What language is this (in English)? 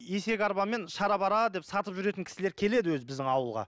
Kazakh